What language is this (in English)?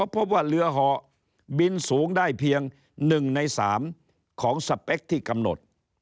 Thai